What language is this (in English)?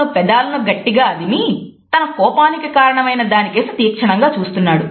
Telugu